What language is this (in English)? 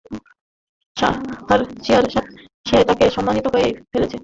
Bangla